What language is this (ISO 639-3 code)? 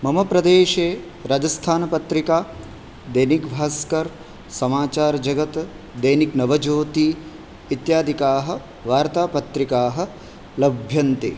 san